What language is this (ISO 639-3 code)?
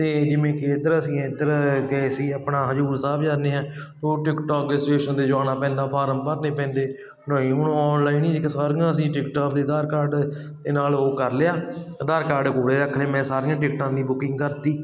pan